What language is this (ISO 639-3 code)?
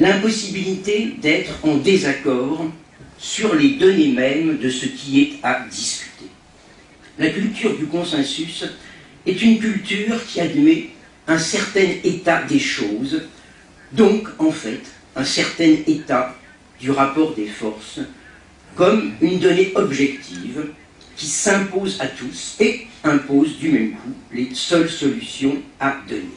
fra